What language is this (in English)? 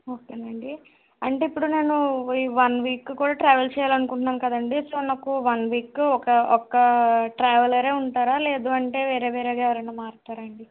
Telugu